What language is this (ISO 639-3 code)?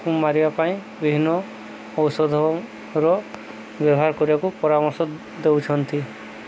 ori